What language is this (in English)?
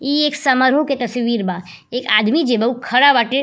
Bhojpuri